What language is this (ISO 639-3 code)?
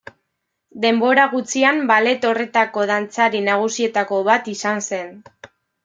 eus